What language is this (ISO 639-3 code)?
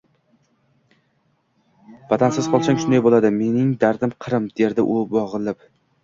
uzb